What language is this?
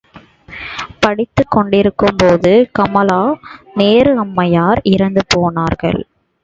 Tamil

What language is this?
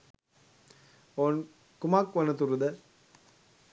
Sinhala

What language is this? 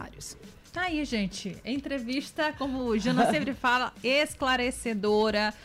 Portuguese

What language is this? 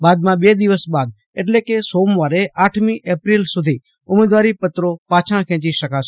Gujarati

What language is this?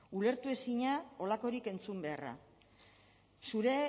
Basque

